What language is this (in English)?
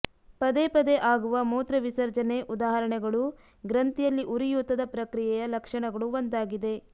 Kannada